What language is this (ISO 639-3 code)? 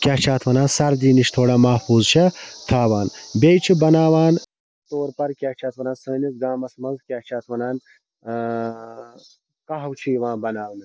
kas